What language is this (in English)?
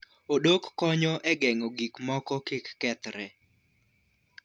Luo (Kenya and Tanzania)